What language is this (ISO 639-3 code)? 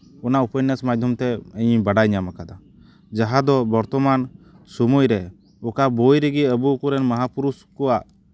sat